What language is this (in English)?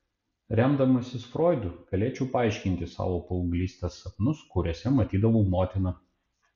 Lithuanian